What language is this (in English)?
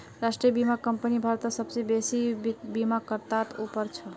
Magahi